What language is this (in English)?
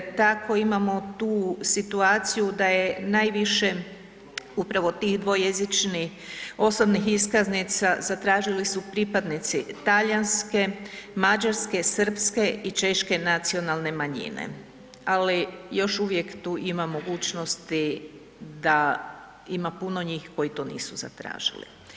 Croatian